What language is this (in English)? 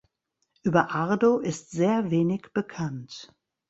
German